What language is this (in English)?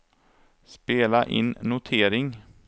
Swedish